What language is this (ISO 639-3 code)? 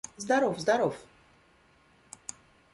rus